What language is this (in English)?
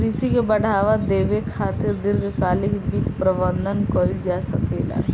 Bhojpuri